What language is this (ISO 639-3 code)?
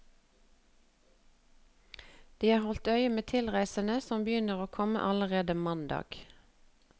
nor